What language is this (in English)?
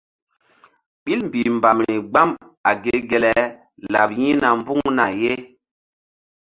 Mbum